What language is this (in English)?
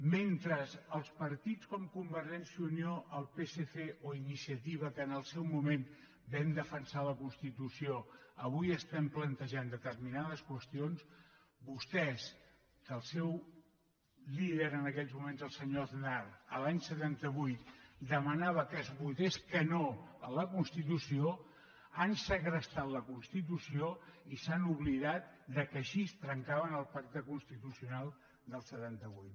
Catalan